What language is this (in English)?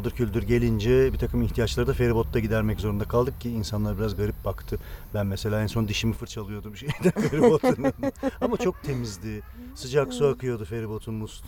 Turkish